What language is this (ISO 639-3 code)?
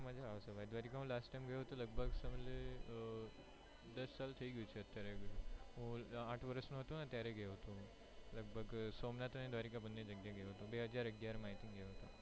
guj